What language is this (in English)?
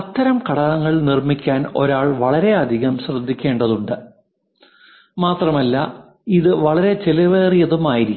Malayalam